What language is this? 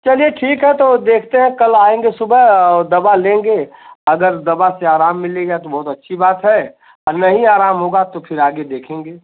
Hindi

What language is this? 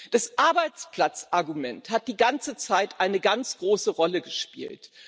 German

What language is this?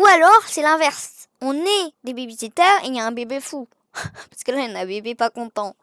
French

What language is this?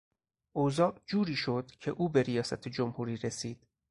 Persian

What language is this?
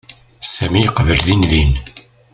Kabyle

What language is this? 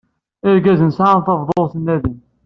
Kabyle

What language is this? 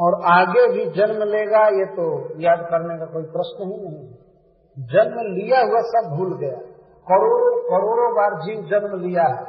Hindi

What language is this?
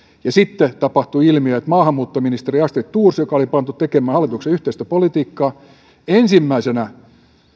Finnish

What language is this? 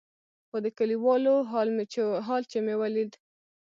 Pashto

